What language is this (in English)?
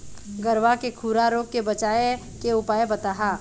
Chhattisgarhi